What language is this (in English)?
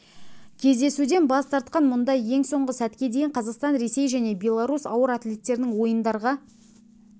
Kazakh